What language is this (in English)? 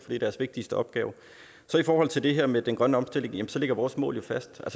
Danish